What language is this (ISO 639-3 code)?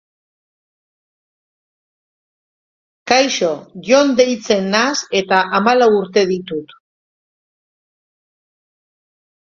eus